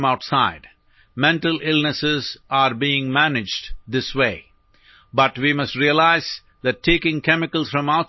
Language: Malayalam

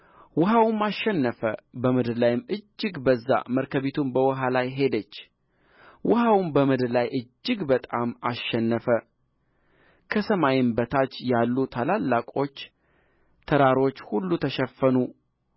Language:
Amharic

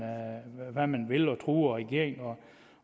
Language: Danish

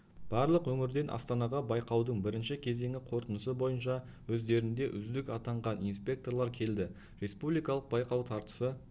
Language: Kazakh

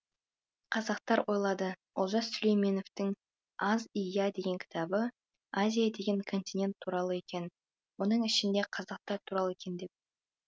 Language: Kazakh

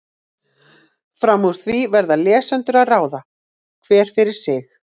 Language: Icelandic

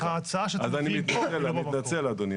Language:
Hebrew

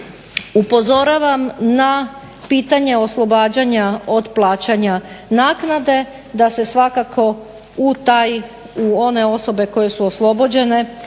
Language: Croatian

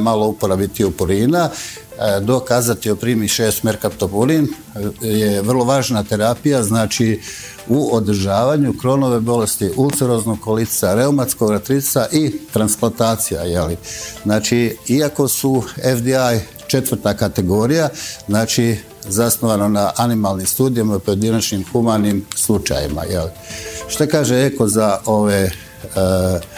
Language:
Croatian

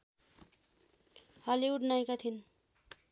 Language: Nepali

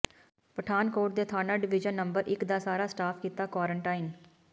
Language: Punjabi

